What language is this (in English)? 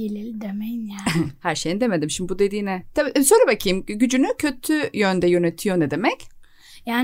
Turkish